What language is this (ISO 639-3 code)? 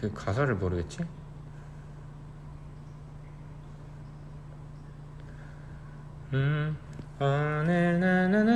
kor